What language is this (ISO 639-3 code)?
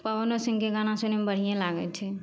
mai